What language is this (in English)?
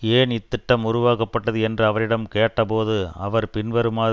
Tamil